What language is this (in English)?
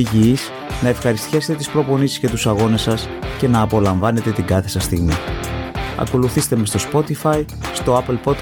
Greek